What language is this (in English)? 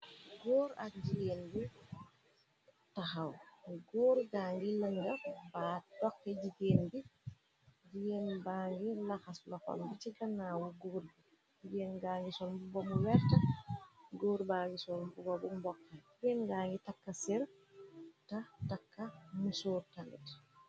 Wolof